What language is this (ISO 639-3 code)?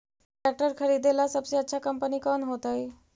mag